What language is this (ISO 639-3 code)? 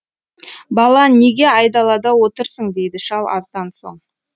kaz